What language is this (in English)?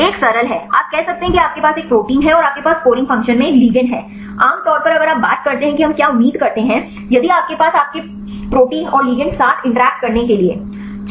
Hindi